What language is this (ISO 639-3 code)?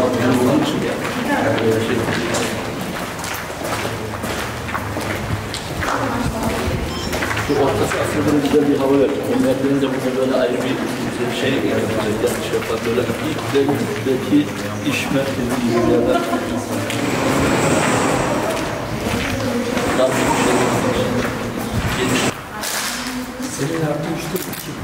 tur